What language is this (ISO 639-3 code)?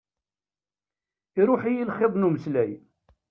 kab